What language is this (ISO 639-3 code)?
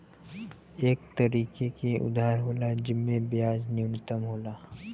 bho